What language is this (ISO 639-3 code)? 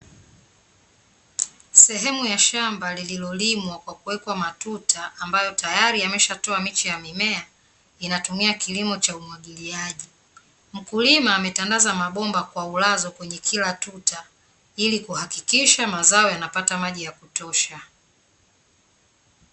swa